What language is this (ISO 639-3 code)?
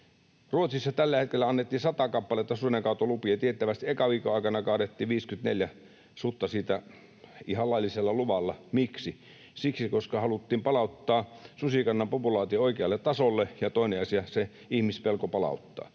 fin